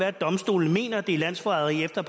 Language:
Danish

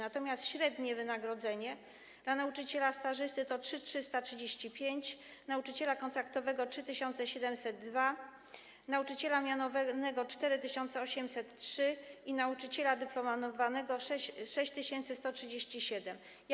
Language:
Polish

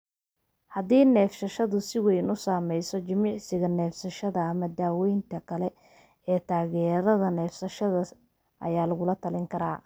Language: Somali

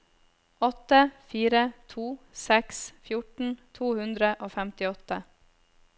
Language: Norwegian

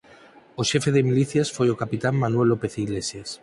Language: Galician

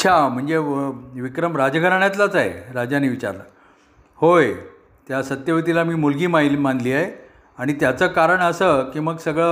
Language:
Marathi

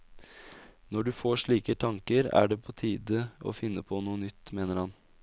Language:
Norwegian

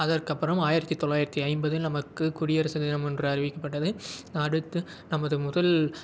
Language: Tamil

